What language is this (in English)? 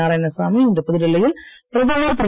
Tamil